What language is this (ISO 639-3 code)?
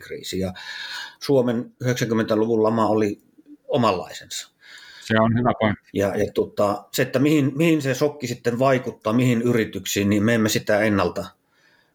fin